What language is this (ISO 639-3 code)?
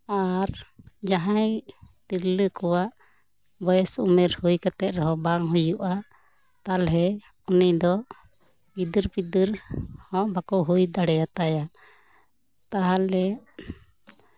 sat